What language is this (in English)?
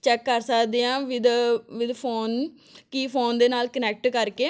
Punjabi